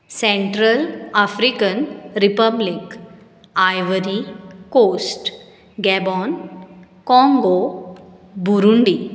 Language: Konkani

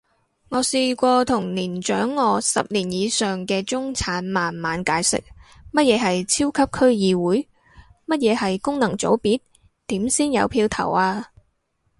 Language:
Cantonese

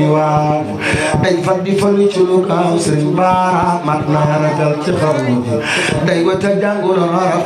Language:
Indonesian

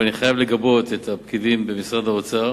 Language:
Hebrew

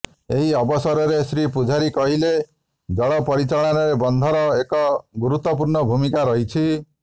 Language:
Odia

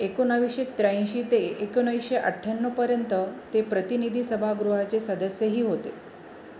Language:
Marathi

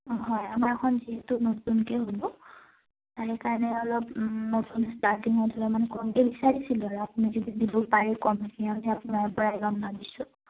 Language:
Assamese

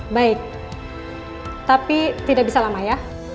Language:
Indonesian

